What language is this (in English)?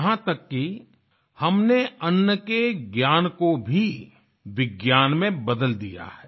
Hindi